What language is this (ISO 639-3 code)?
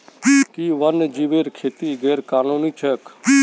mag